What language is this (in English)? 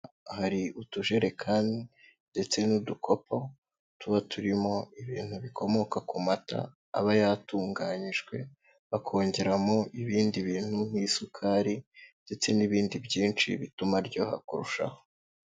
Kinyarwanda